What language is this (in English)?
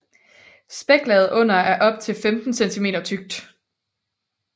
Danish